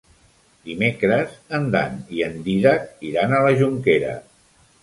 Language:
Catalan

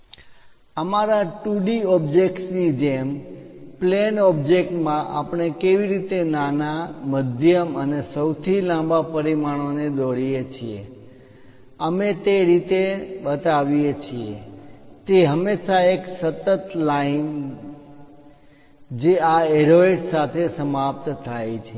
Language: Gujarati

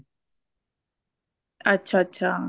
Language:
Punjabi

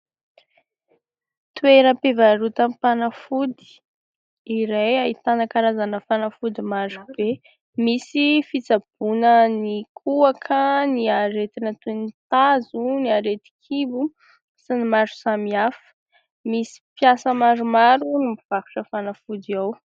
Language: Malagasy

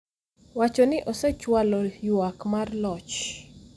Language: Luo (Kenya and Tanzania)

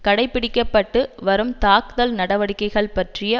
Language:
Tamil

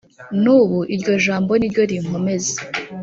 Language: Kinyarwanda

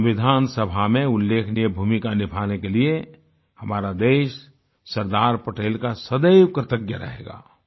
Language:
Hindi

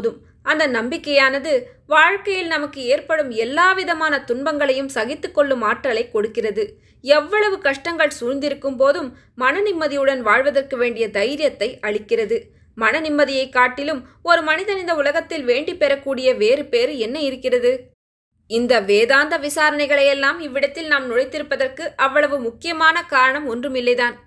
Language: Tamil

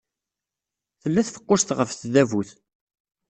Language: Kabyle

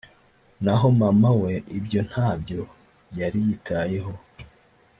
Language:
Kinyarwanda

